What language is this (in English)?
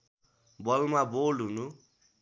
Nepali